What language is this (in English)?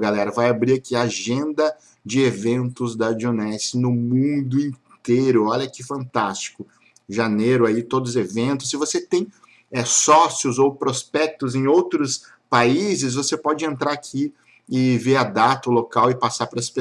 Portuguese